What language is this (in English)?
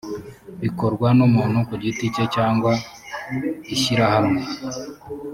Kinyarwanda